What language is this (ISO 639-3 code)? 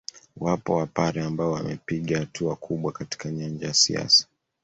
swa